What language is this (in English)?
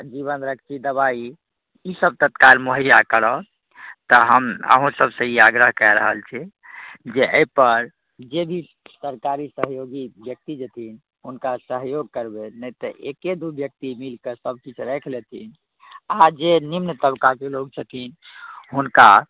Maithili